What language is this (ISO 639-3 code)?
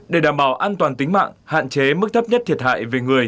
vie